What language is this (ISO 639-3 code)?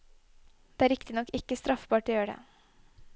nor